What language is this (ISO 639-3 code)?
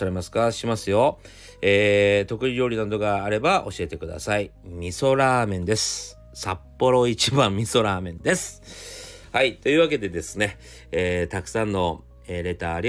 jpn